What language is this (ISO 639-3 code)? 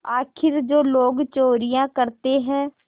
hin